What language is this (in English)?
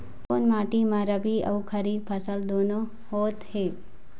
Chhattisgarhi